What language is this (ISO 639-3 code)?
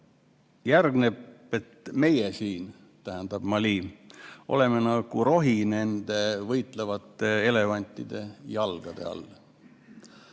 est